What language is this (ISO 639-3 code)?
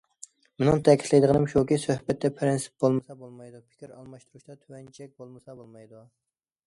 uig